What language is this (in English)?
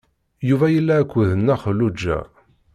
Kabyle